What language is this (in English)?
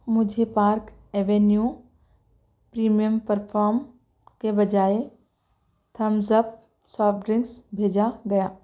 Urdu